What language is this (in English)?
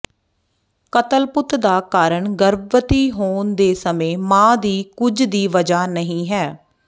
Punjabi